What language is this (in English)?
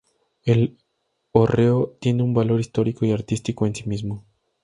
Spanish